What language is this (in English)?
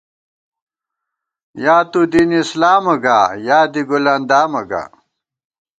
Gawar-Bati